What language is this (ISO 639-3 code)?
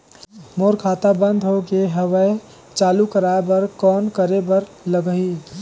hne